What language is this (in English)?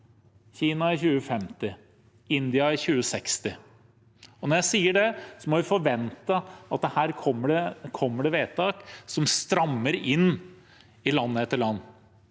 Norwegian